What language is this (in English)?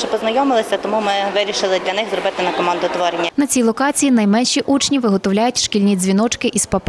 Ukrainian